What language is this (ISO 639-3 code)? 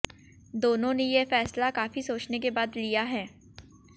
hin